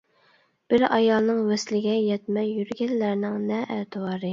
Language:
Uyghur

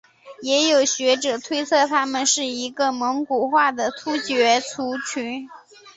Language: Chinese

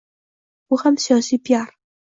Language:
Uzbek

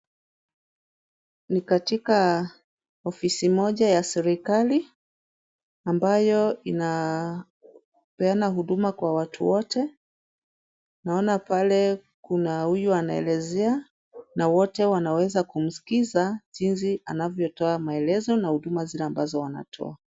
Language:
Swahili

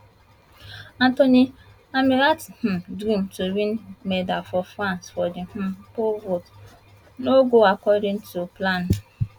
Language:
Nigerian Pidgin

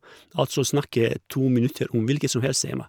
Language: Norwegian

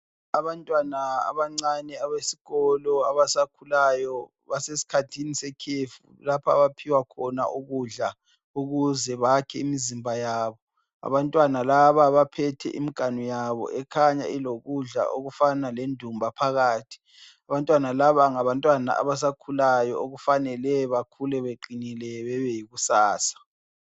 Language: North Ndebele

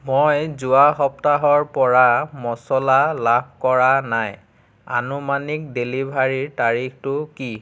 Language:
Assamese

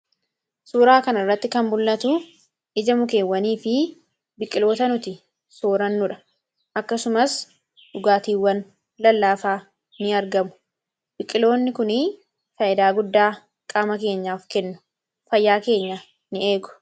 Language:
Oromo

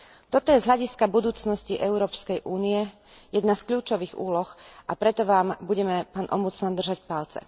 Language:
Slovak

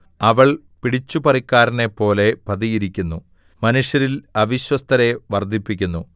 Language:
Malayalam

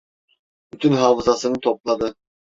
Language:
Turkish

